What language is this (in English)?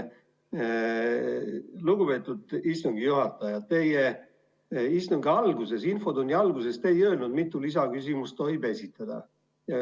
Estonian